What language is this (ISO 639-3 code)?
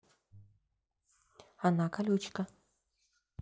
rus